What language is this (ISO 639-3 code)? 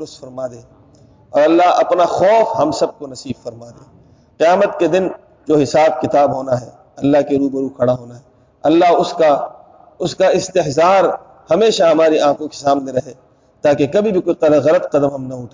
urd